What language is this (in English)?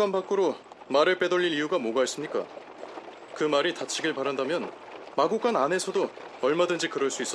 Korean